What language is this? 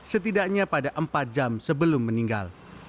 Indonesian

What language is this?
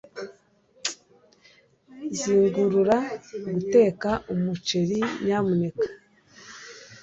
Kinyarwanda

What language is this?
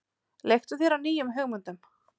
Icelandic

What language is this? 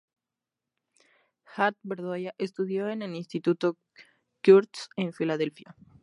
Spanish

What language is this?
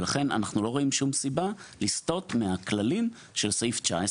Hebrew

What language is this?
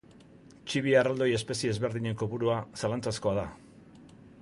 Basque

